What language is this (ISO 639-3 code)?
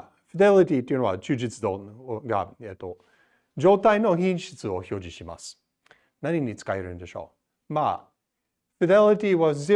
jpn